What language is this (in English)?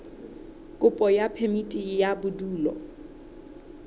Southern Sotho